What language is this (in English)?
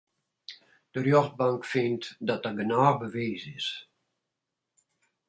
Western Frisian